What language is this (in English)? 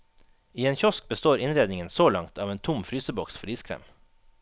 Norwegian